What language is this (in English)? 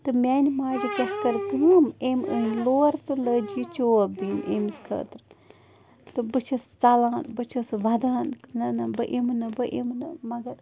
Kashmiri